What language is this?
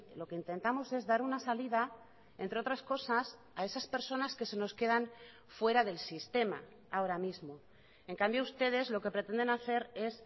Spanish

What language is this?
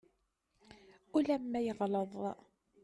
Kabyle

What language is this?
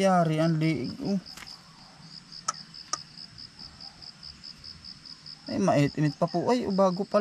Filipino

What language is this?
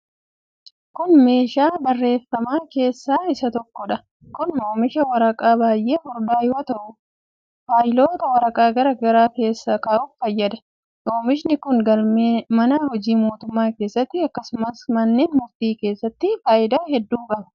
Oromo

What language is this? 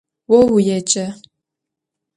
Adyghe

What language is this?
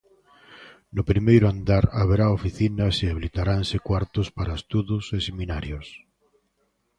Galician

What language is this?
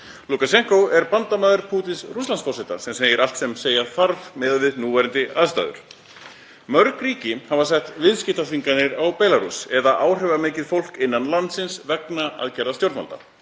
Icelandic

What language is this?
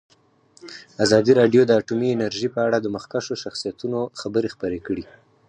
Pashto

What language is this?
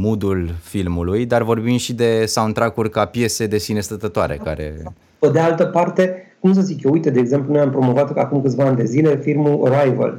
Romanian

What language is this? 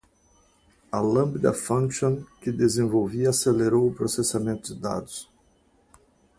Portuguese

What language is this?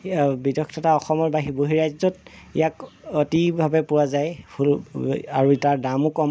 Assamese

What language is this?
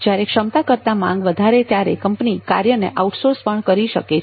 Gujarati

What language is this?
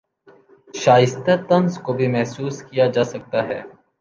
Urdu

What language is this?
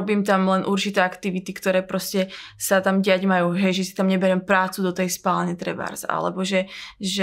Slovak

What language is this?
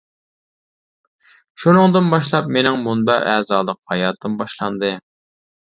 Uyghur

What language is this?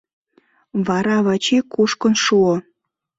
Mari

